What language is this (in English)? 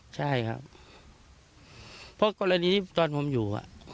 Thai